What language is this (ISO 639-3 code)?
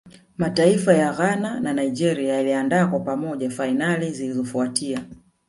swa